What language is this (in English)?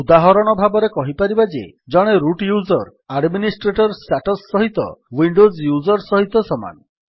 Odia